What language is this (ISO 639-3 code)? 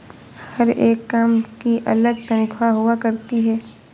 hin